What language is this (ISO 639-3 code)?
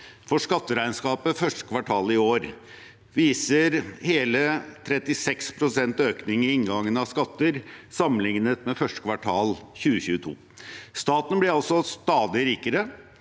nor